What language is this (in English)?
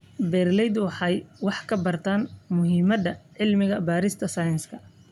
Somali